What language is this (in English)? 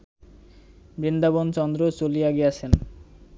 Bangla